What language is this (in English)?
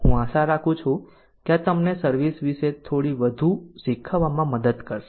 Gujarati